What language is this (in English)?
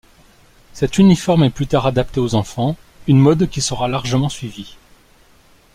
French